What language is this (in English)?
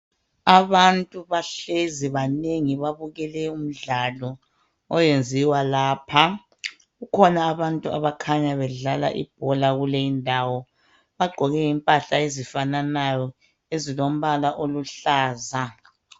North Ndebele